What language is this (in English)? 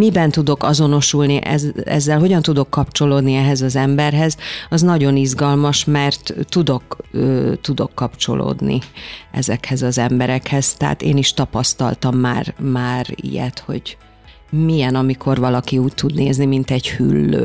Hungarian